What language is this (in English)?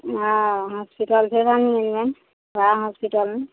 Maithili